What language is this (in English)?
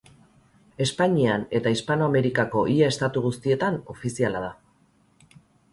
Basque